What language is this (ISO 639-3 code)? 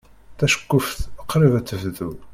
kab